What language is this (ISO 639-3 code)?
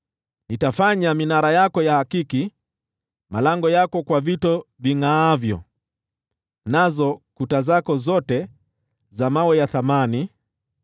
swa